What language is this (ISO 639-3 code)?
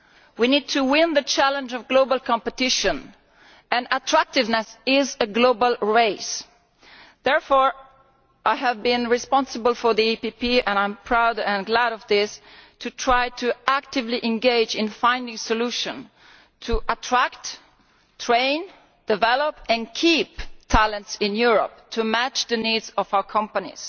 eng